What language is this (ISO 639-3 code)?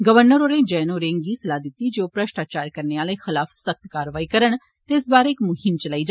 doi